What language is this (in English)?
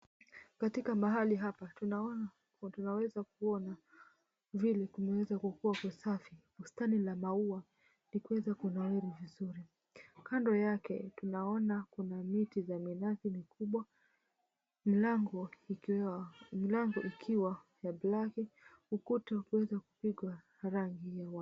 Swahili